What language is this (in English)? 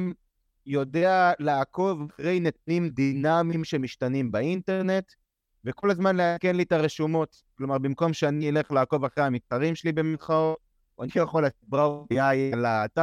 Hebrew